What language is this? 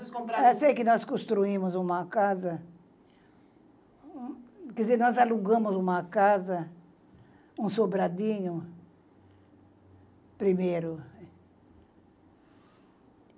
Portuguese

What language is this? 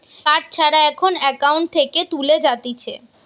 Bangla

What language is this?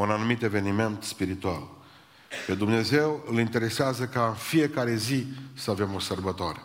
Romanian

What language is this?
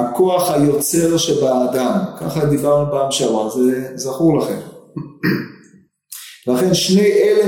Hebrew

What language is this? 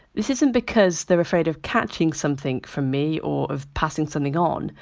English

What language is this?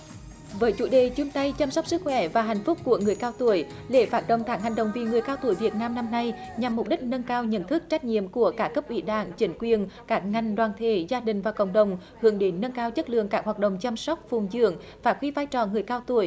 Vietnamese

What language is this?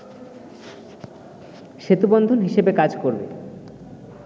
Bangla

